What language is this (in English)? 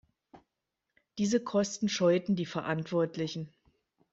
German